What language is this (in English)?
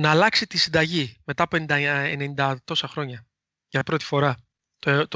Greek